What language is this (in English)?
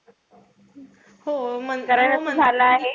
Marathi